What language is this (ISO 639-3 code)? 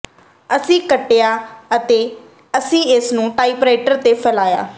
pan